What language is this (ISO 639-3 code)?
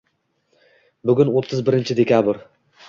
uzb